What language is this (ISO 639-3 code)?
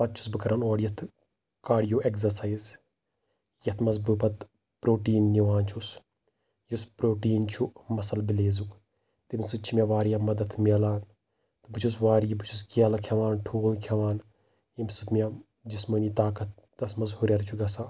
kas